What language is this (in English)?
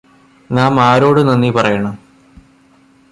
Malayalam